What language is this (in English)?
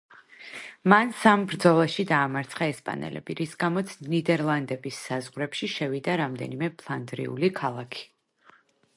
Georgian